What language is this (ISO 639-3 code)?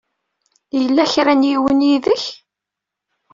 kab